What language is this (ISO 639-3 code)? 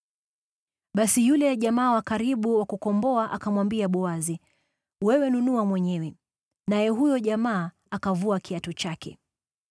swa